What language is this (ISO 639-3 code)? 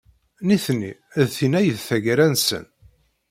kab